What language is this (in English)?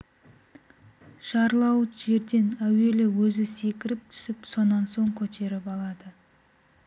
Kazakh